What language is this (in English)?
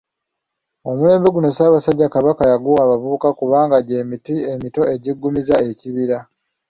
Ganda